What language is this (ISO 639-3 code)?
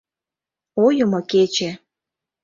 chm